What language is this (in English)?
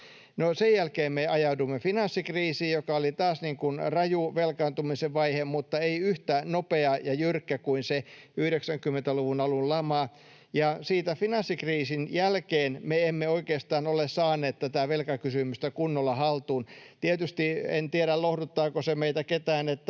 Finnish